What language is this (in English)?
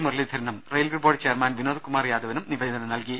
Malayalam